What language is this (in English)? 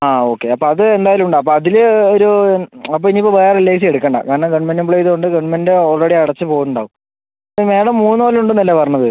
Malayalam